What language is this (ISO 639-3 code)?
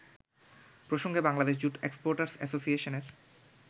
ben